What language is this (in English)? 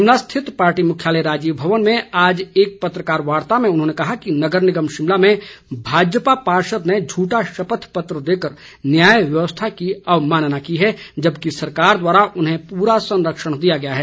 Hindi